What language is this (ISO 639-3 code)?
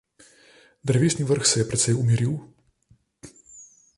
slv